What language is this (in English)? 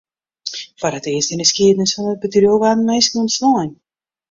Western Frisian